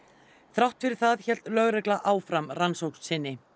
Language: Icelandic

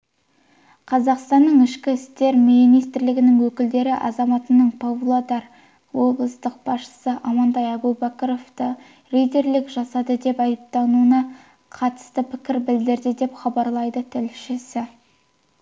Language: Kazakh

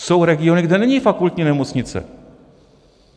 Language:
Czech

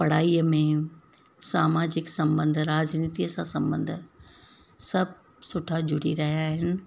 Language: Sindhi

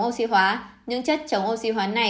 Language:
Vietnamese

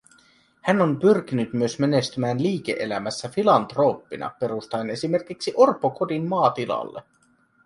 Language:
Finnish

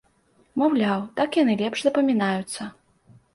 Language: Belarusian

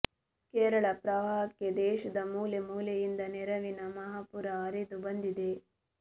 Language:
Kannada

